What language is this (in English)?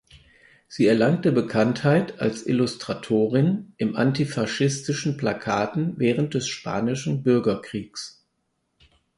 German